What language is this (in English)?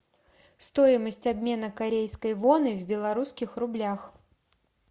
Russian